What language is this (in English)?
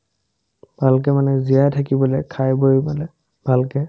Assamese